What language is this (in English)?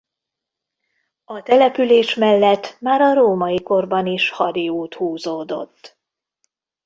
Hungarian